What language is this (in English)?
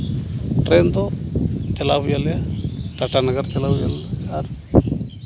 Santali